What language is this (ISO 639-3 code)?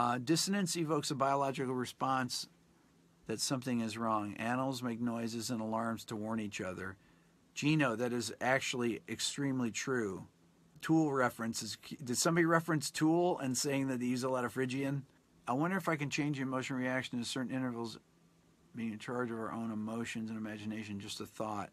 eng